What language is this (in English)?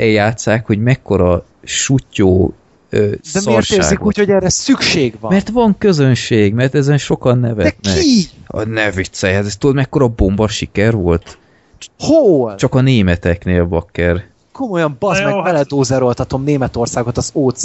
Hungarian